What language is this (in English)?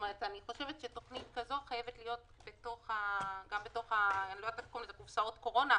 Hebrew